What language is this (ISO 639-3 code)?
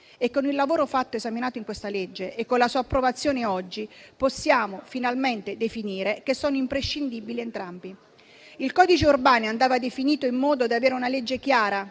ita